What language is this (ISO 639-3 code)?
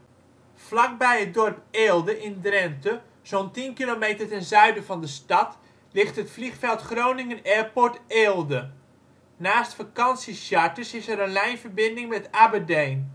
nld